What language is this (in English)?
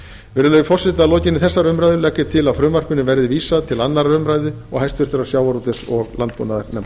Icelandic